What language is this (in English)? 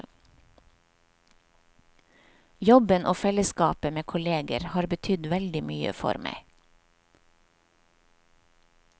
Norwegian